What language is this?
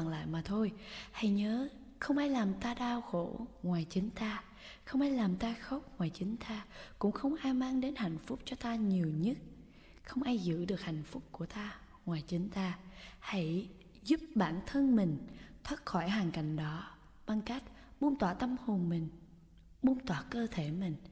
Vietnamese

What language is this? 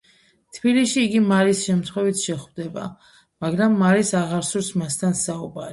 Georgian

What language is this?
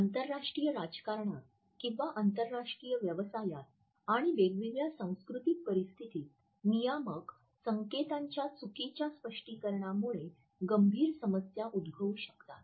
Marathi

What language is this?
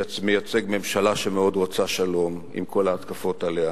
Hebrew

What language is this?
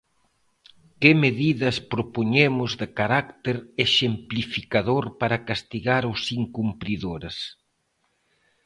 Galician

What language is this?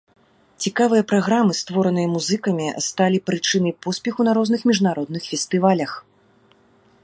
Belarusian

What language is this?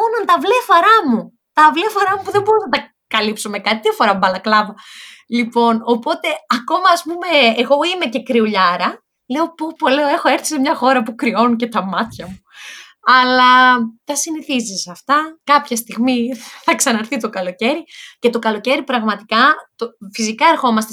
Greek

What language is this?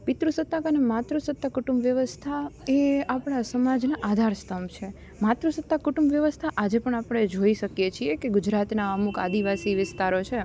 Gujarati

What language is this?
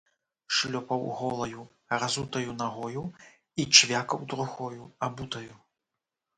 Belarusian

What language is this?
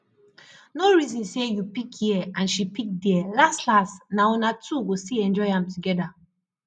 Nigerian Pidgin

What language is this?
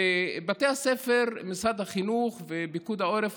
Hebrew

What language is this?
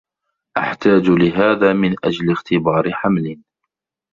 Arabic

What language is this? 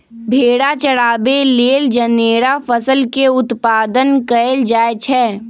Magahi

